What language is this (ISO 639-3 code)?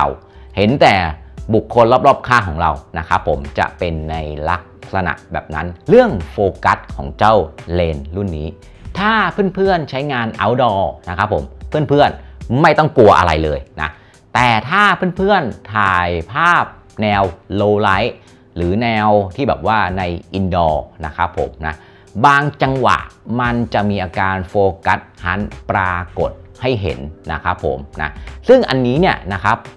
tha